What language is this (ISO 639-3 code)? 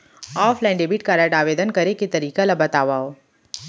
hne